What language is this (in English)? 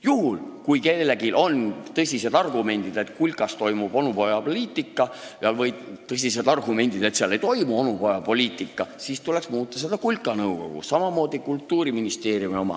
Estonian